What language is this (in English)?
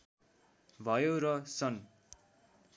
Nepali